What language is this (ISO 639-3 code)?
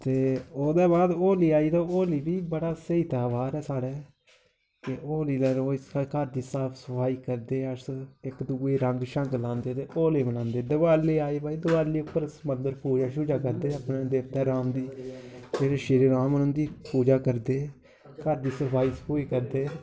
doi